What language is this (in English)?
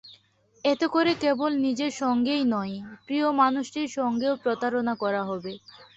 Bangla